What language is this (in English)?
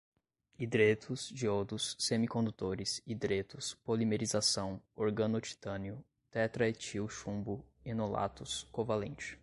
Portuguese